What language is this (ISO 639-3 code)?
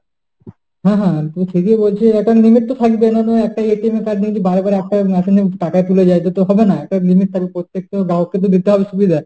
ben